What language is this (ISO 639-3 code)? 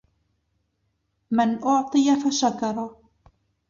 ara